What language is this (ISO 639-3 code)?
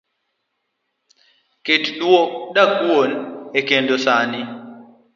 luo